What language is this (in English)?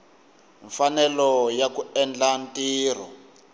Tsonga